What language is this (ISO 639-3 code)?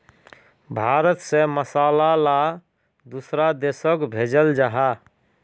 mag